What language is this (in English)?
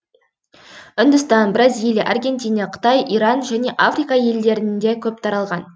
Kazakh